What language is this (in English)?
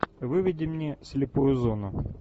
Russian